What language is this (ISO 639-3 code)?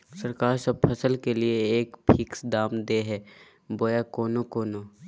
mag